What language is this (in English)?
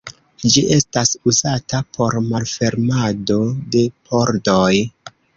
Esperanto